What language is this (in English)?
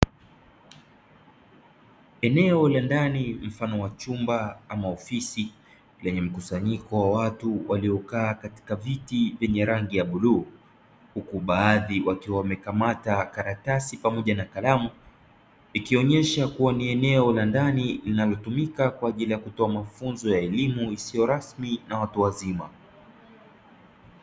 Swahili